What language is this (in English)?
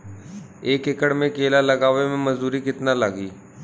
Bhojpuri